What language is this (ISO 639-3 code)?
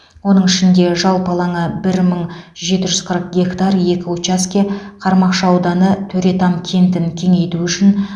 kaz